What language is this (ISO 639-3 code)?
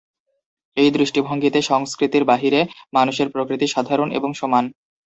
ben